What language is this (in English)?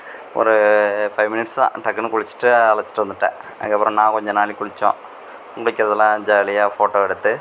Tamil